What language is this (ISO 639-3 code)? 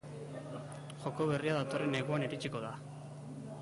eus